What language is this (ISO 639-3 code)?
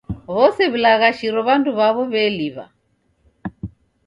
dav